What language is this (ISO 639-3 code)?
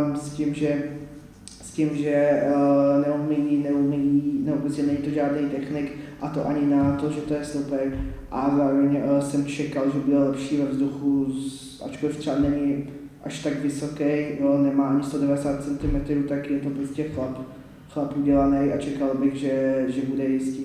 ces